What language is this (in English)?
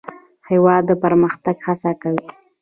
Pashto